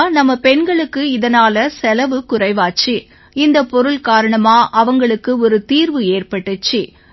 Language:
Tamil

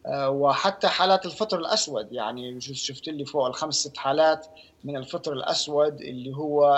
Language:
Arabic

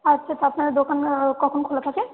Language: Bangla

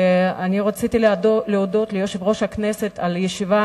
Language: Hebrew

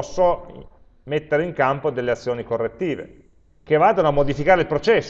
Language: Italian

